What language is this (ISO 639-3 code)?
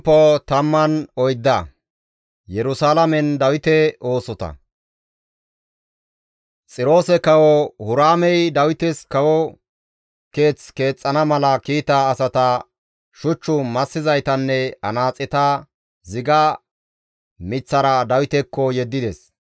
gmv